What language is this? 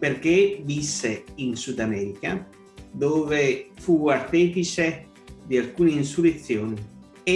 Italian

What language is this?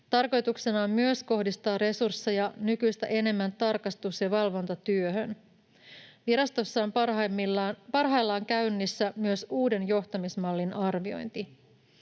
Finnish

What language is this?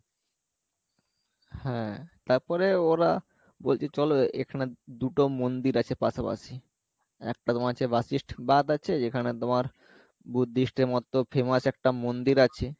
Bangla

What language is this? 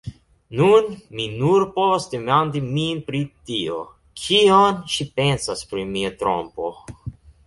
Esperanto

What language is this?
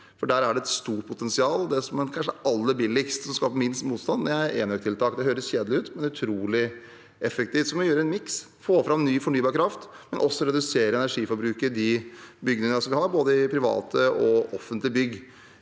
Norwegian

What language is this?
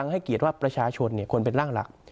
Thai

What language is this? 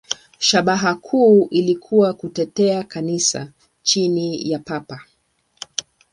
Swahili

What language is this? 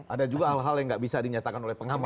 Indonesian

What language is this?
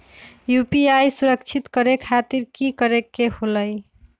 Magahi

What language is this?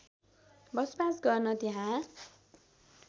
Nepali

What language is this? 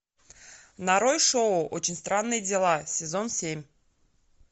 Russian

